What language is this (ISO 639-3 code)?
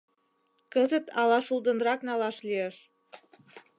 chm